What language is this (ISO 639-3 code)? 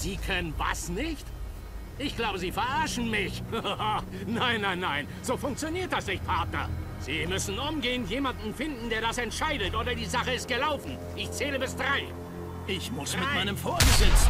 deu